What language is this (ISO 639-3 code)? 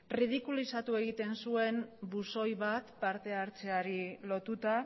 eus